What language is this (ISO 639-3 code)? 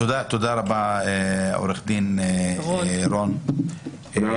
heb